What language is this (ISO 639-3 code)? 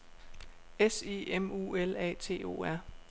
dan